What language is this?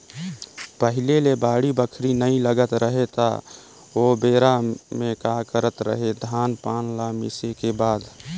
Chhattisgarhi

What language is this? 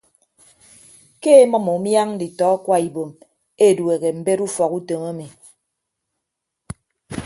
Ibibio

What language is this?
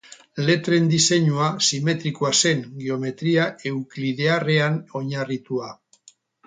Basque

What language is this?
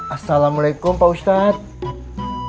Indonesian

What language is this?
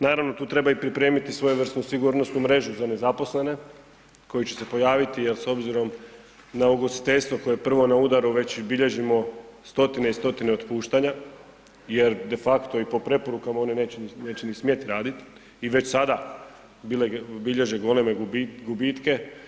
Croatian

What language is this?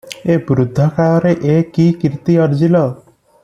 Odia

